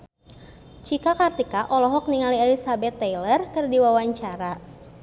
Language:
Sundanese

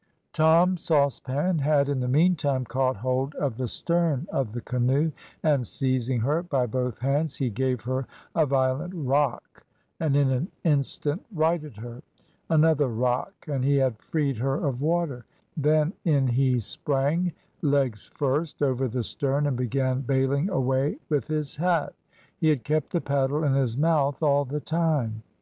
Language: English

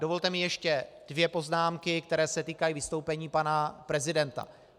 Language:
Czech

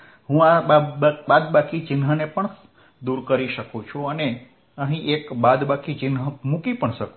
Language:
Gujarati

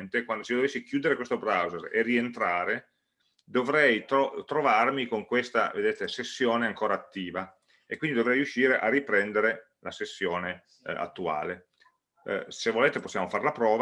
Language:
Italian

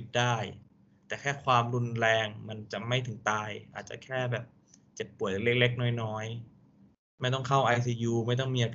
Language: Thai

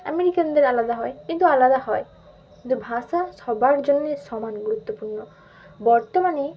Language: Bangla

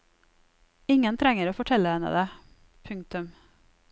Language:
Norwegian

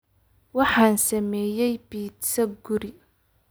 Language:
Somali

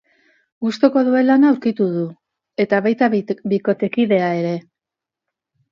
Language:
Basque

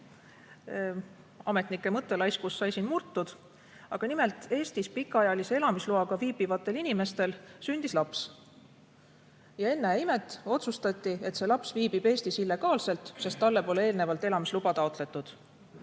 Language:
Estonian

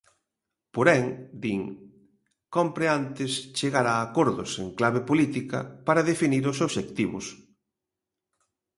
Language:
Galician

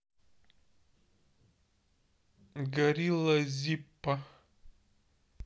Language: Russian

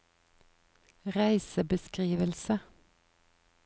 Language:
Norwegian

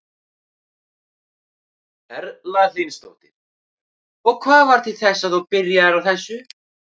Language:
Icelandic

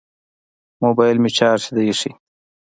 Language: Pashto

